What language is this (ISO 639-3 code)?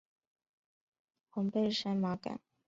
zho